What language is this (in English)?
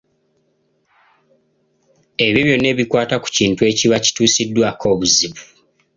Ganda